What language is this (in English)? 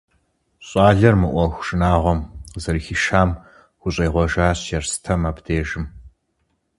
Kabardian